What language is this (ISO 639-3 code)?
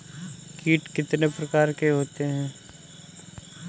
hin